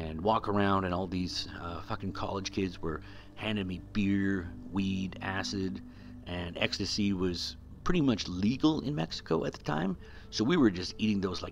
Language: English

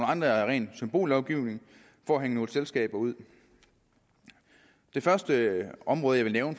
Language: Danish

